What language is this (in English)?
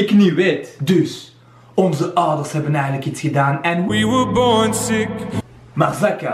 Dutch